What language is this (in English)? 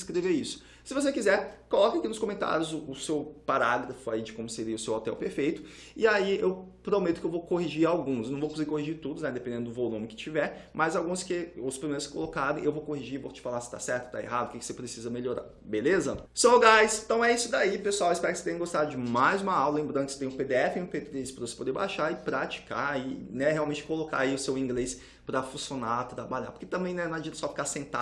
Portuguese